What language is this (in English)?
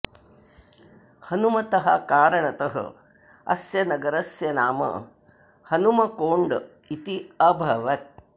Sanskrit